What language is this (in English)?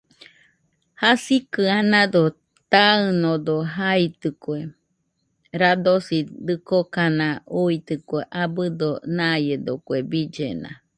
Nüpode Huitoto